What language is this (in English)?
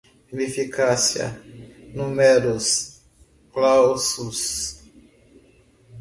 Portuguese